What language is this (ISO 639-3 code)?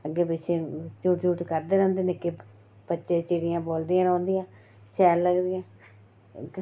doi